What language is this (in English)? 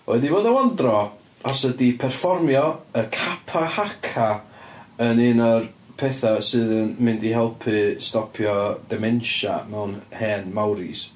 Welsh